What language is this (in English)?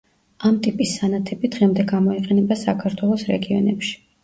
Georgian